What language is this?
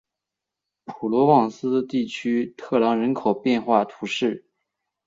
Chinese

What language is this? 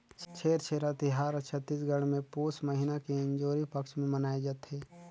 Chhattisgarhi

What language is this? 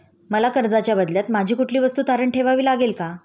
Marathi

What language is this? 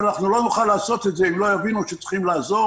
Hebrew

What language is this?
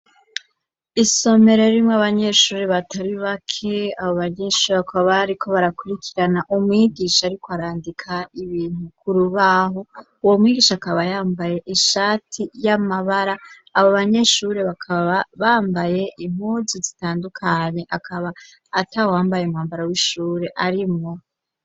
Rundi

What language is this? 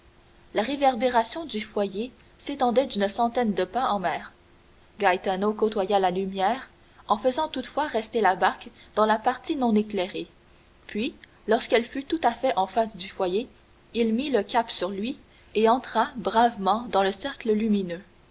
French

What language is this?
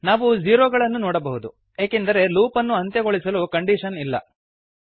Kannada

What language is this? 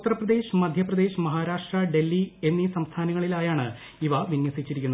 Malayalam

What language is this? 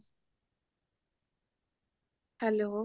Punjabi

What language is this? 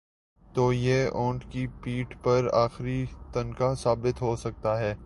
Urdu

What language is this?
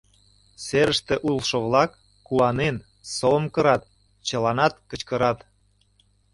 Mari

